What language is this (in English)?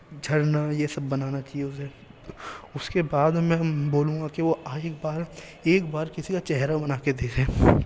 Urdu